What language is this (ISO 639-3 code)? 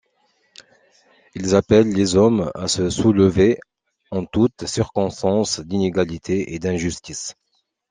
fra